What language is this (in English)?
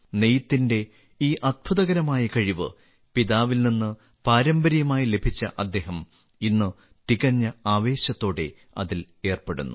Malayalam